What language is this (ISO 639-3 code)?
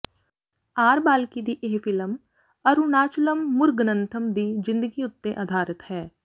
pan